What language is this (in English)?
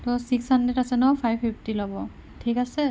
Assamese